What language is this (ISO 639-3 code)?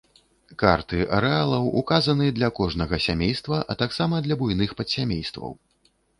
bel